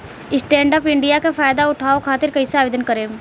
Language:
Bhojpuri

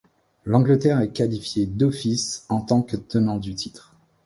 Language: French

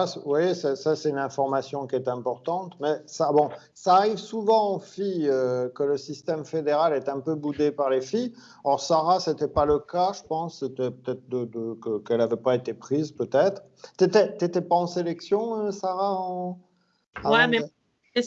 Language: French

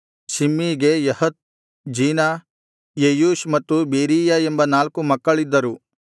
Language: Kannada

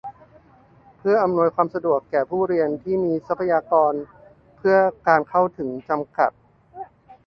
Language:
Thai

